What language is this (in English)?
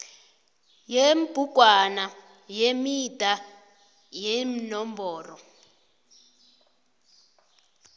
South Ndebele